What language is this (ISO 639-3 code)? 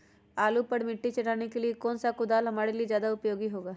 mag